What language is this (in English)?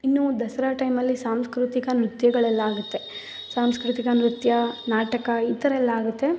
Kannada